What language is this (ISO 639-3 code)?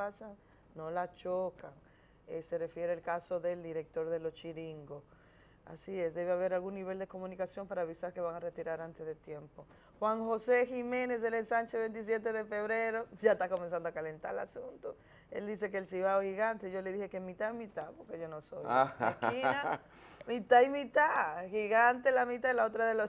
spa